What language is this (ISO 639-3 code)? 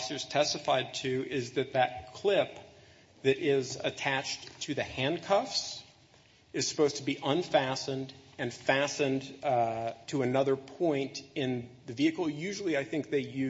eng